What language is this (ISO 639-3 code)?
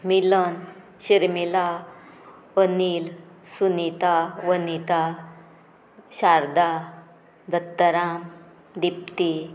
kok